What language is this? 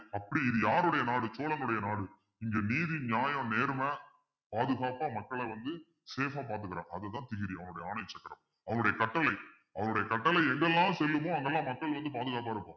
Tamil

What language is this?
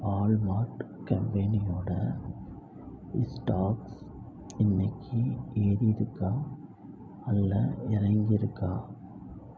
Tamil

